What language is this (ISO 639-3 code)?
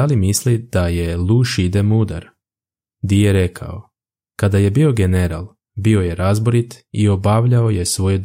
hrv